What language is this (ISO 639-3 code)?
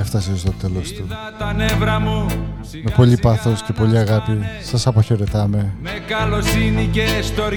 ell